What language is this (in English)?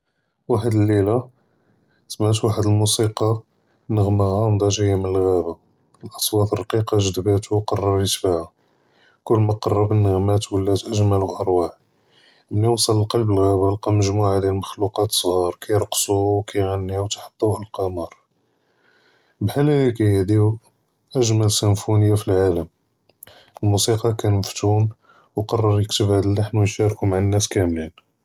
Judeo-Arabic